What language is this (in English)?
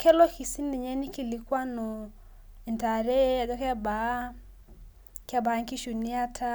Masai